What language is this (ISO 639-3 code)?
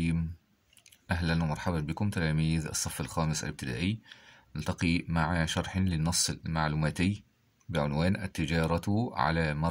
ara